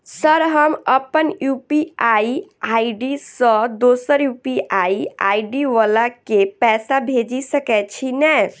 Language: Maithili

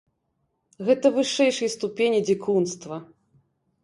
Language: Belarusian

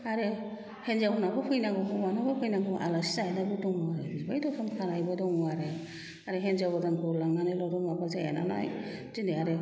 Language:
Bodo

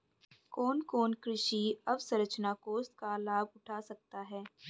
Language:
Hindi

